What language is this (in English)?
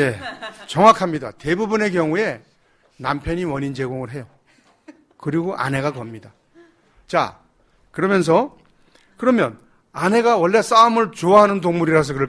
Korean